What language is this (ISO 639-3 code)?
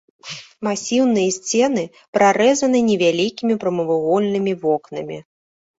bel